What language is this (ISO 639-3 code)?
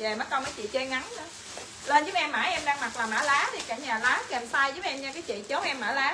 vie